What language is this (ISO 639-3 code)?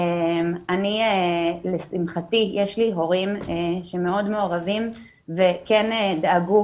heb